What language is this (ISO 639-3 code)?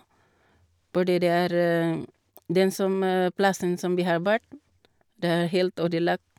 nor